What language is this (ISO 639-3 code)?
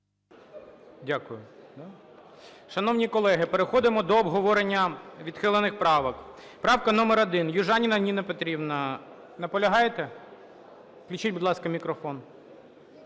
ukr